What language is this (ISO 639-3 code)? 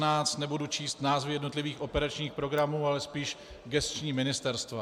ces